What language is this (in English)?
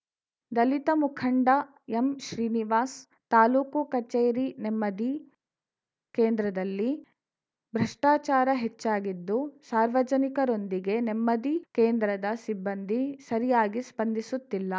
Kannada